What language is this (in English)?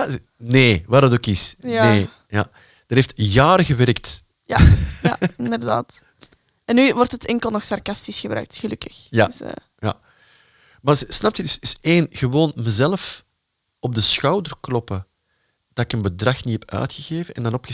Dutch